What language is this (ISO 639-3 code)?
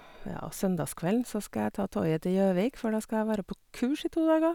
nor